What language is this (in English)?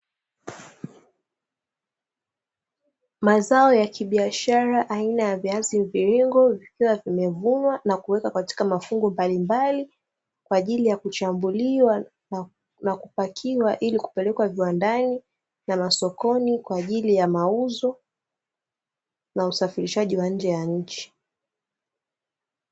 Swahili